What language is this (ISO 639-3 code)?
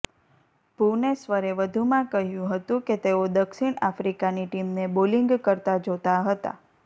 guj